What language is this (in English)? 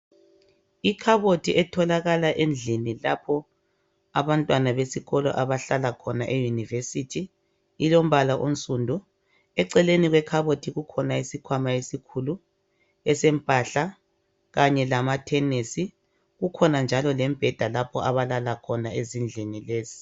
North Ndebele